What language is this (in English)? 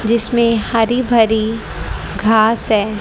Hindi